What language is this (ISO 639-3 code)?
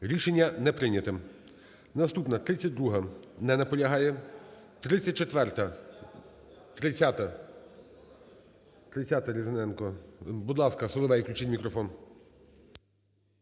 ukr